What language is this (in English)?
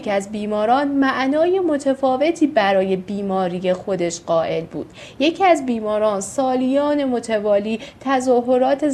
Persian